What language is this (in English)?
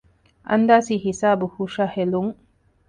Divehi